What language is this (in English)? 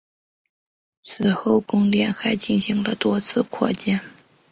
Chinese